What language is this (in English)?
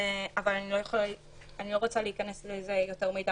Hebrew